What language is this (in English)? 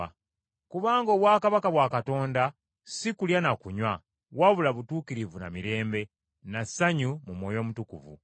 Ganda